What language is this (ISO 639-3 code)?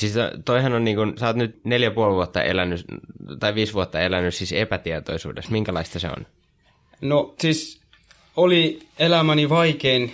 fin